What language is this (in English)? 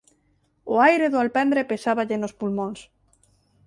Galician